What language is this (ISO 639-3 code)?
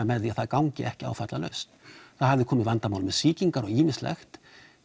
isl